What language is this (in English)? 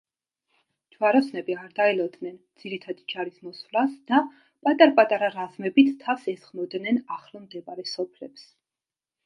Georgian